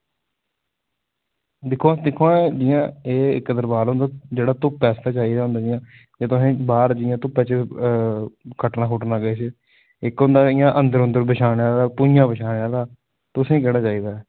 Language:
Dogri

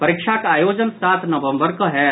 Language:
Maithili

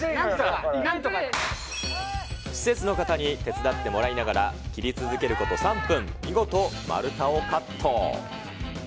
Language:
Japanese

